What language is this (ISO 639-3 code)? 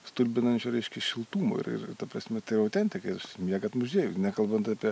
lit